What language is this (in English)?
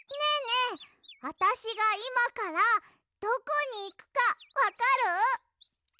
Japanese